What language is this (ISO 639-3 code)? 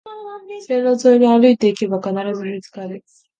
jpn